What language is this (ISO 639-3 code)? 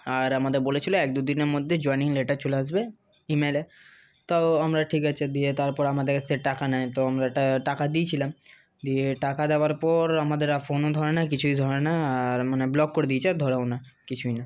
ben